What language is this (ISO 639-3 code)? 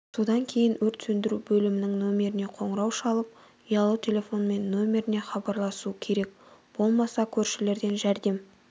kaz